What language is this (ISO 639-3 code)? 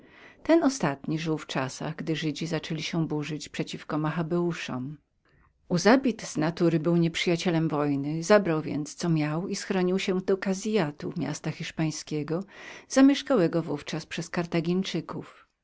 pol